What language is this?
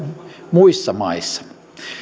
Finnish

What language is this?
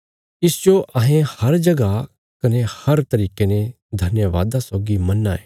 Bilaspuri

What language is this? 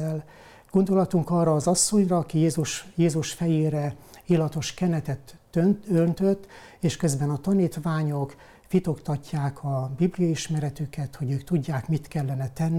Hungarian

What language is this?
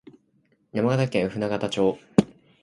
Japanese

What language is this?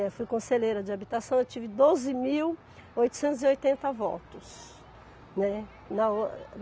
Portuguese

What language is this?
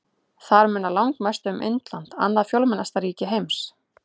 Icelandic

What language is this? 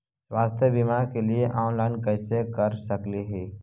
Magahi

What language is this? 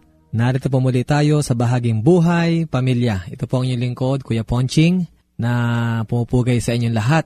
Filipino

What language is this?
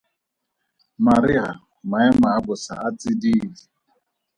Tswana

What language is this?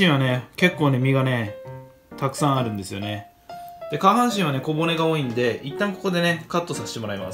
Japanese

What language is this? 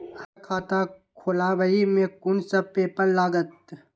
Maithili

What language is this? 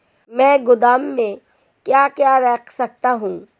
Hindi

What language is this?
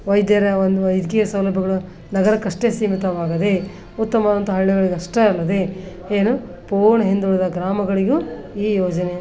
Kannada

